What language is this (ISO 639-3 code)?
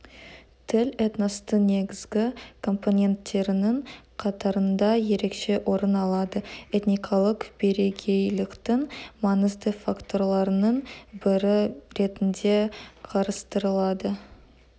kaz